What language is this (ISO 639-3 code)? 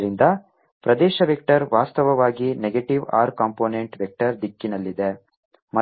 kan